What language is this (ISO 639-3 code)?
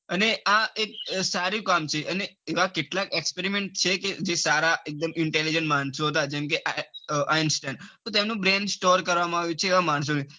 guj